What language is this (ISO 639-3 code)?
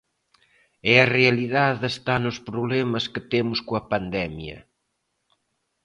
glg